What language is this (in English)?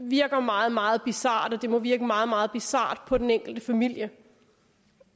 Danish